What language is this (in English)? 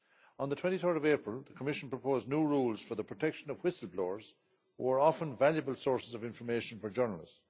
English